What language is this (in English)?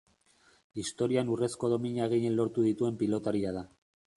Basque